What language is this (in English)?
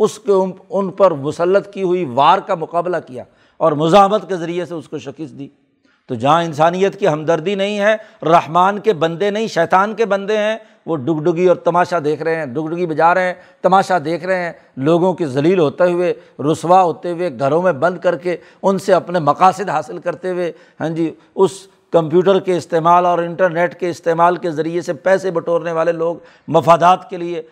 Urdu